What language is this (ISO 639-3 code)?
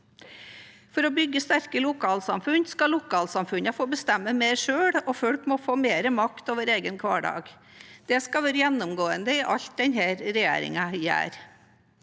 nor